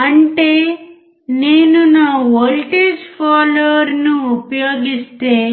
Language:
Telugu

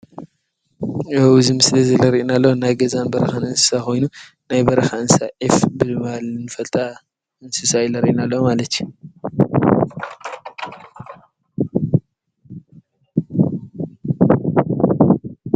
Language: Tigrinya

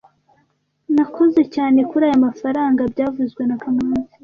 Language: Kinyarwanda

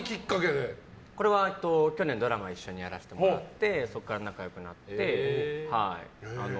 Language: Japanese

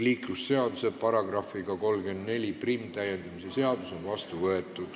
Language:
Estonian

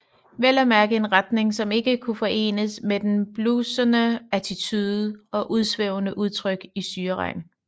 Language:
Danish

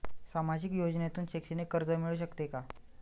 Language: Marathi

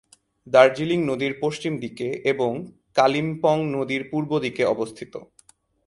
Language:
Bangla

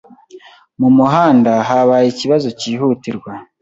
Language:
Kinyarwanda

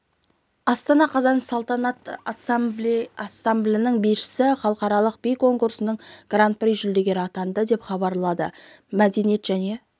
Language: Kazakh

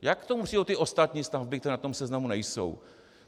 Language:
Czech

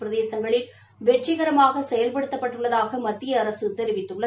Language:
Tamil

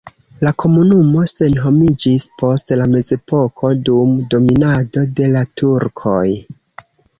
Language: Esperanto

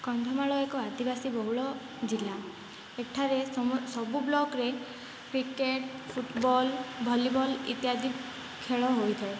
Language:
Odia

